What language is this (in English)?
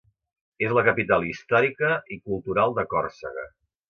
Catalan